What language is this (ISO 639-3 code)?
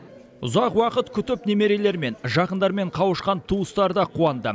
kaz